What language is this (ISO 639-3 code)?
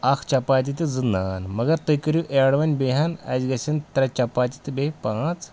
kas